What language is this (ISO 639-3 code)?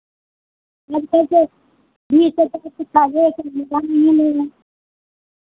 hin